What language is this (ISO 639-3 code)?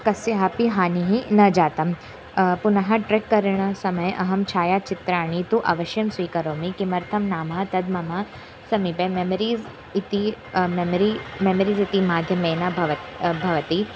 san